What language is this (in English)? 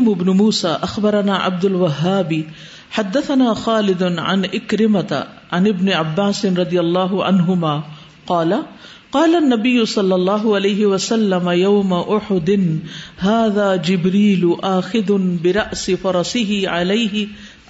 Urdu